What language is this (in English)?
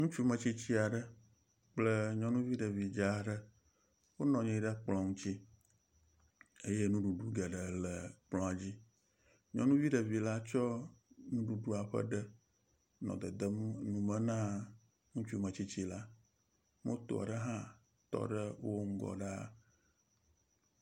Ewe